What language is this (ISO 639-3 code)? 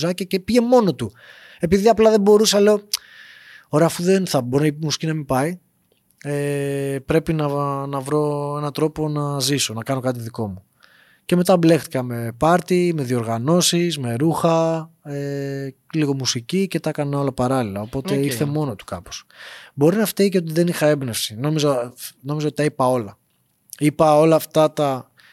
ell